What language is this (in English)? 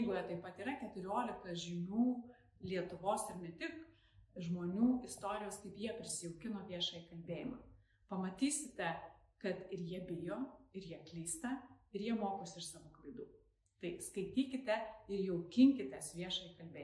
Lithuanian